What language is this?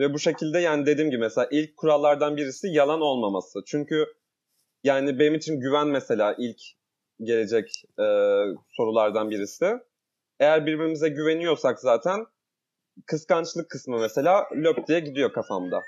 Turkish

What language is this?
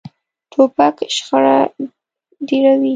Pashto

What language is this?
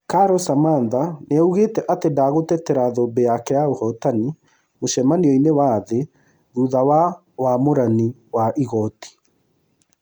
Kikuyu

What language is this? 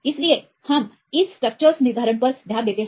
Hindi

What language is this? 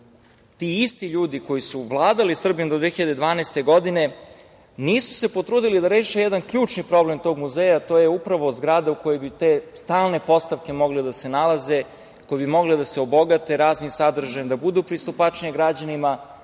Serbian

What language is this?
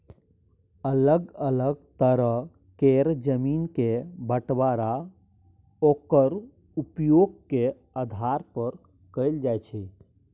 Maithili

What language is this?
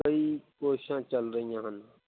Punjabi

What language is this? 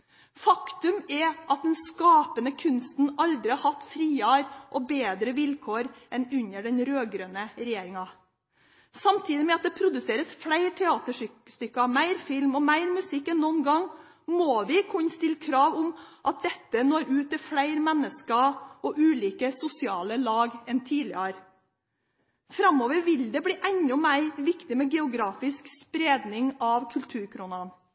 Norwegian Bokmål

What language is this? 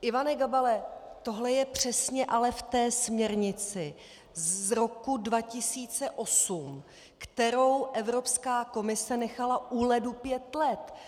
Czech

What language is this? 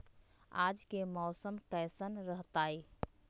Magahi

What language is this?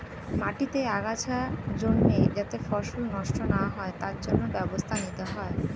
Bangla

